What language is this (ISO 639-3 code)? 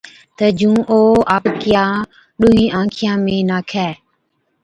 odk